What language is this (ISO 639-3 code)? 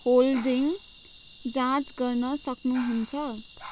nep